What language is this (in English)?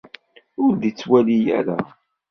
Kabyle